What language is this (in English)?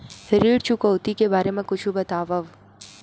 Chhattisgarhi